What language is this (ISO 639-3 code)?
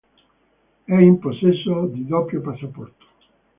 ita